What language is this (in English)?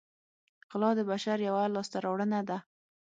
Pashto